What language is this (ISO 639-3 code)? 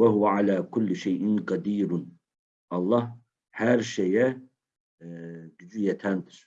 tur